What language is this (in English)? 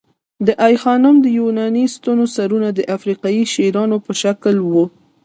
Pashto